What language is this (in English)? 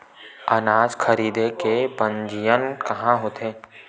Chhattisgarhi